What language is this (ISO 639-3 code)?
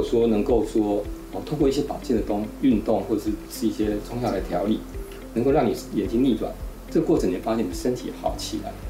zho